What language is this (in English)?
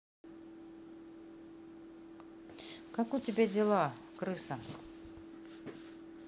Russian